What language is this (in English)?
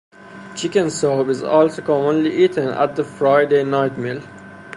English